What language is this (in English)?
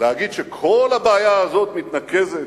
Hebrew